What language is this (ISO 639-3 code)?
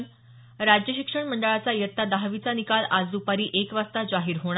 mar